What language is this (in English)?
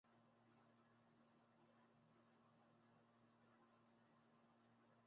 Ganda